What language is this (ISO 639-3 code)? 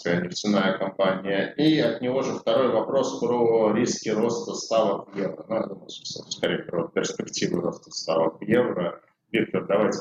rus